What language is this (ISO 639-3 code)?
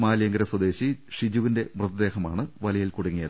mal